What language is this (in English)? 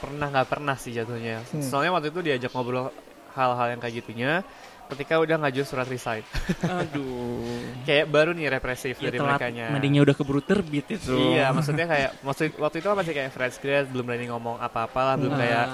Indonesian